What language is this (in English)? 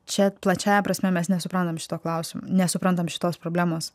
Lithuanian